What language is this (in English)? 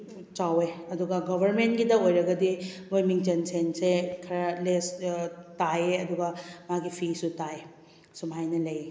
Manipuri